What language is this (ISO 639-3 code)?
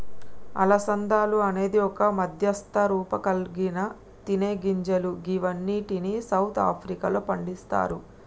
tel